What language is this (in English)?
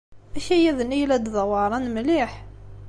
Kabyle